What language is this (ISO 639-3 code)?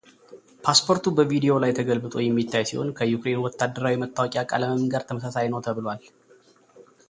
amh